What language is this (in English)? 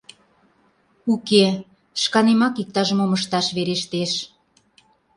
Mari